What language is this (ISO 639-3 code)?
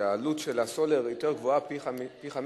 heb